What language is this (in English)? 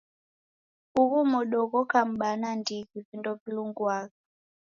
Taita